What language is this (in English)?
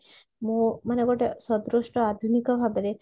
Odia